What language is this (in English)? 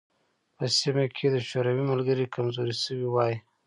Pashto